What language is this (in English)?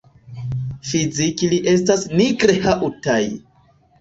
Esperanto